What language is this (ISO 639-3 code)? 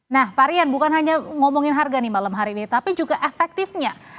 ind